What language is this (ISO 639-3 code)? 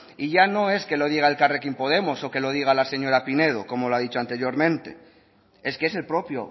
spa